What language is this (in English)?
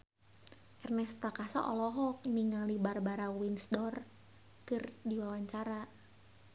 Sundanese